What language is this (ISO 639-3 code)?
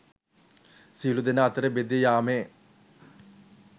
sin